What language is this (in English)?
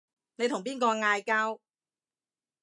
Cantonese